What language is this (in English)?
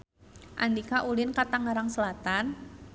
Sundanese